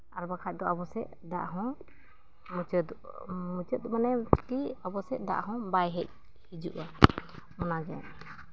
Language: Santali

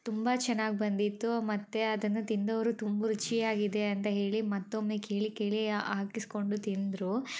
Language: Kannada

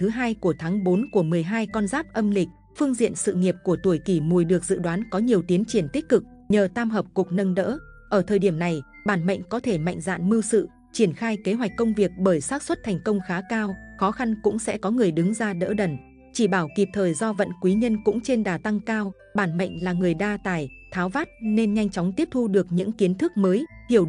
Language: Vietnamese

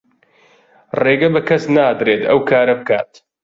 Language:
Central Kurdish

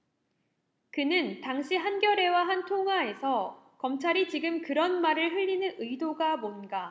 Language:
Korean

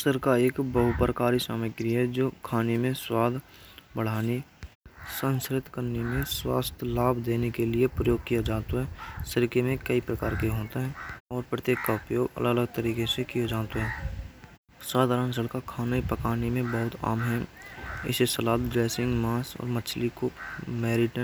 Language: Braj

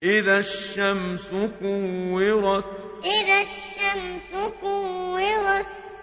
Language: Arabic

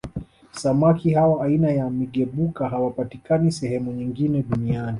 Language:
Swahili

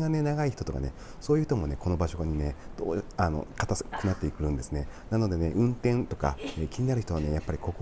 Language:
Japanese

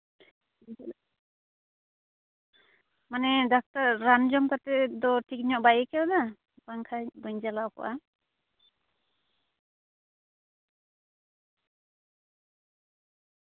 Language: Santali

